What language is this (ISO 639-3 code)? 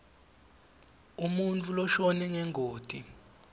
ssw